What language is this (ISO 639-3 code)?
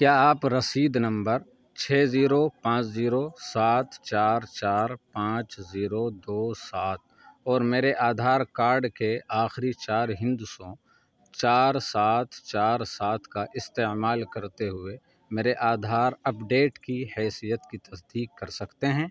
urd